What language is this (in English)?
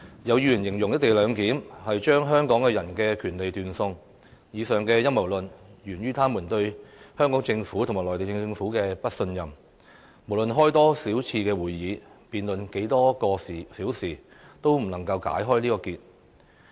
Cantonese